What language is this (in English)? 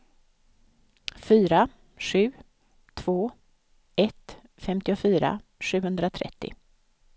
Swedish